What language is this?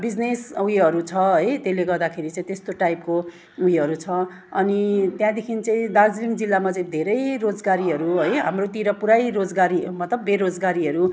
Nepali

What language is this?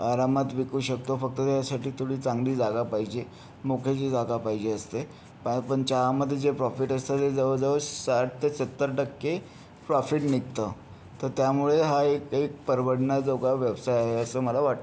Marathi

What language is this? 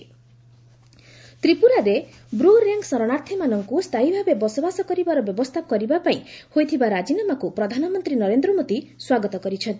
Odia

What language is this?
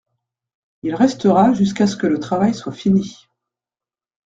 French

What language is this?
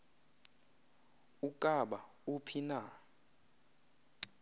Xhosa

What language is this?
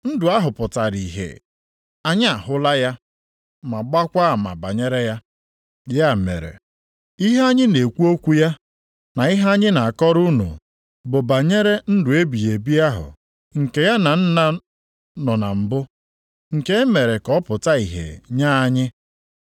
Igbo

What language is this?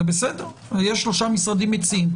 Hebrew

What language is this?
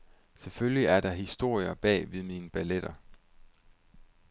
Danish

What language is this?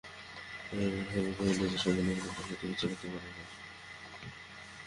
Bangla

